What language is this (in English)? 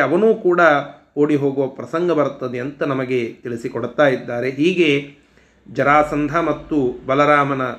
Kannada